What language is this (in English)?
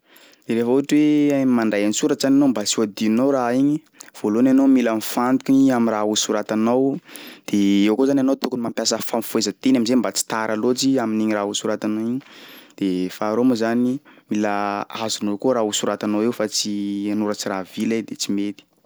Sakalava Malagasy